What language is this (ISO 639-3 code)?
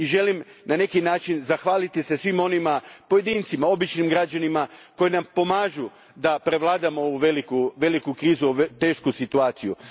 hrv